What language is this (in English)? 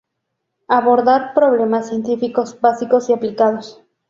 Spanish